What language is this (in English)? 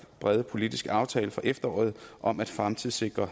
Danish